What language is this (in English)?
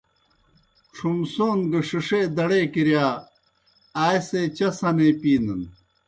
Kohistani Shina